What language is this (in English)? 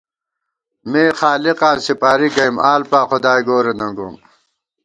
Gawar-Bati